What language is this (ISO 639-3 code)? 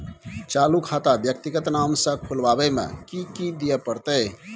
mai